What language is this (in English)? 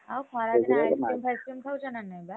Odia